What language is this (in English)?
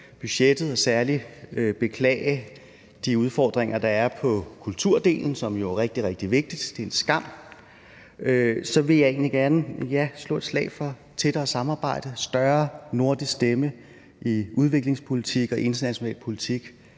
Danish